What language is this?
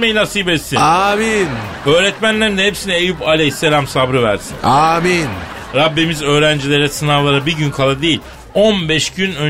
Turkish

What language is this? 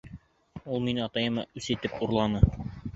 Bashkir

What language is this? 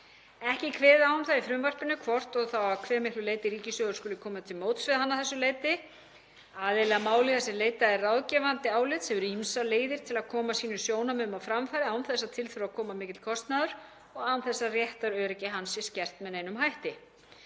Icelandic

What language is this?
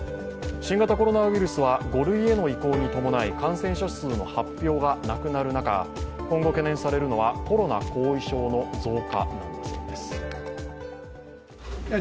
Japanese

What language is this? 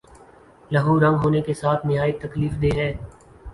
Urdu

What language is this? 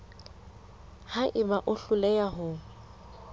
Southern Sotho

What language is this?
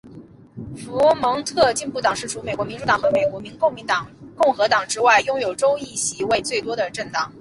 Chinese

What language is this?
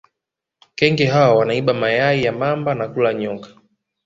Swahili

